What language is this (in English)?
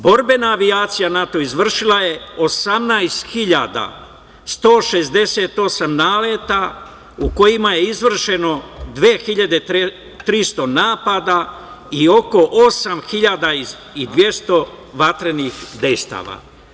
Serbian